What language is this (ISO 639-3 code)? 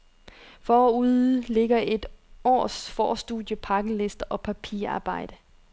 dan